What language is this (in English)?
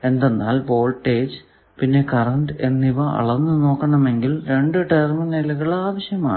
Malayalam